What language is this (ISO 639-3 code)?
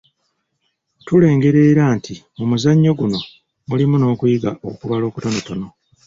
lug